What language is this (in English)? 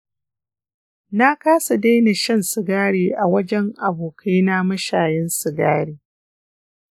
Hausa